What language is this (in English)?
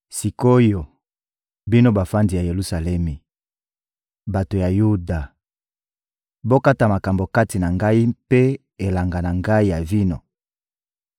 Lingala